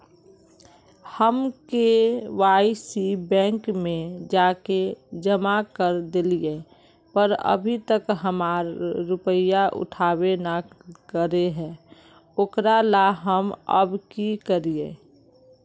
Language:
Magahi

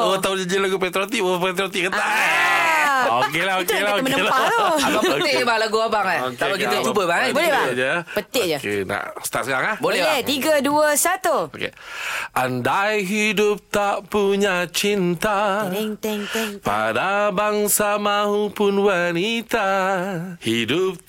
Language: Malay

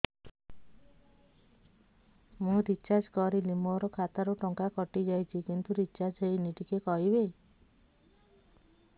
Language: Odia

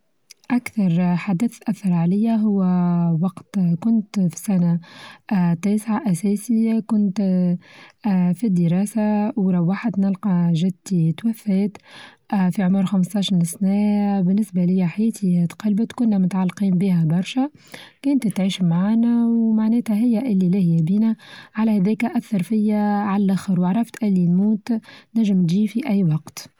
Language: Tunisian Arabic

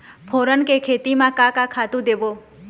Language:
Chhattisgarhi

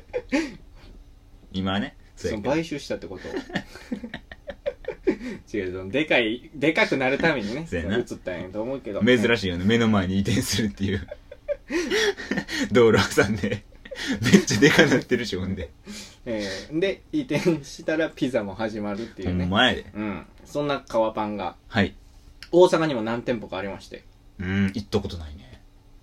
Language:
Japanese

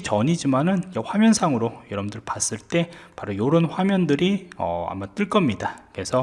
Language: Korean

